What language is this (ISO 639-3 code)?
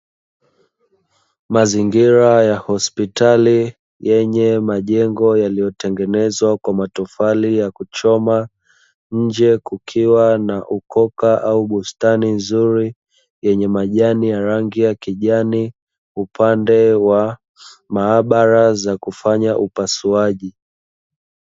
swa